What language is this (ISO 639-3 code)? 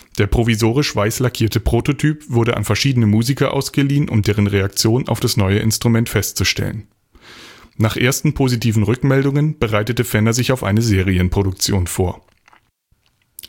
deu